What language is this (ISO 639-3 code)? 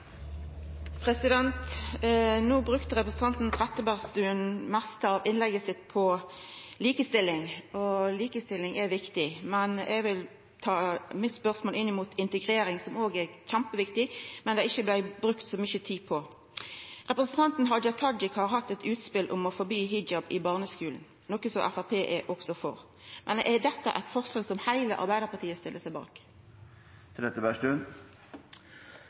nor